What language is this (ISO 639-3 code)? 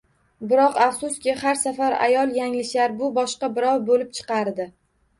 uzb